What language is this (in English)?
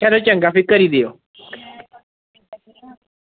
Dogri